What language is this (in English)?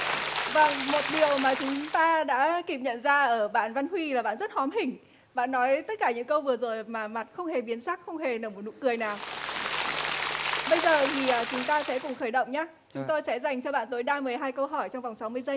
Vietnamese